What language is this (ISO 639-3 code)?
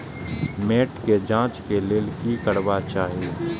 mai